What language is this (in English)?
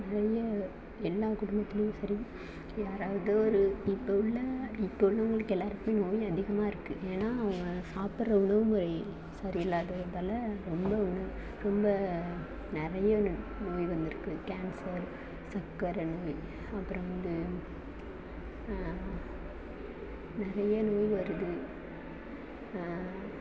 Tamil